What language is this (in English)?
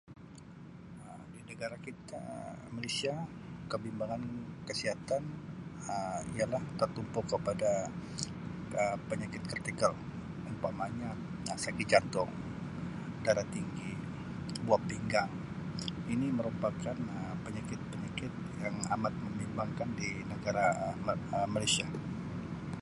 Sabah Malay